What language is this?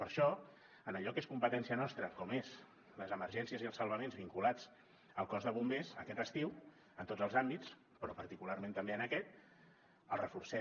Catalan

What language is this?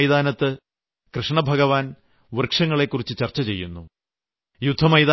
Malayalam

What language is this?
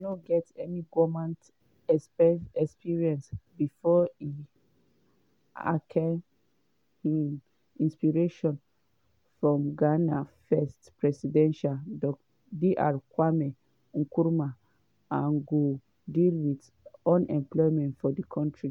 Nigerian Pidgin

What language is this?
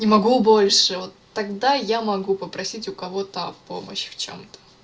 Russian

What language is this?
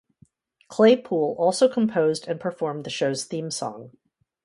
English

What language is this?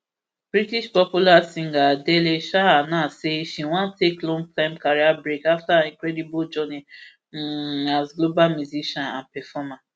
Nigerian Pidgin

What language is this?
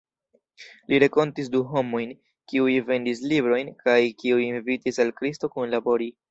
Esperanto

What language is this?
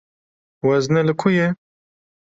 Kurdish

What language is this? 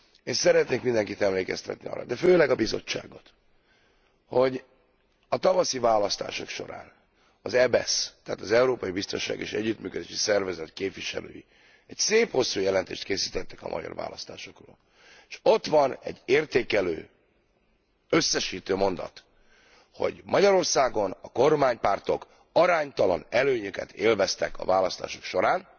Hungarian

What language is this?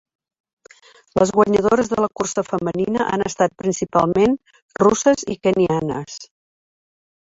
Catalan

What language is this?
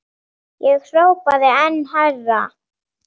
Icelandic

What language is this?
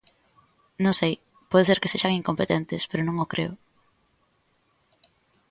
Galician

